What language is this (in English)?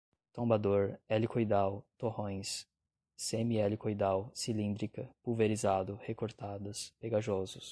Portuguese